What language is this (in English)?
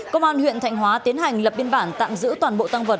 Vietnamese